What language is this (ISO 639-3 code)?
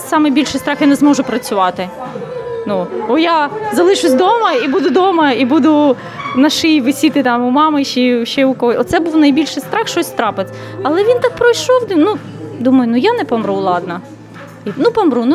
ukr